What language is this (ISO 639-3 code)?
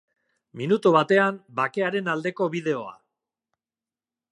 eus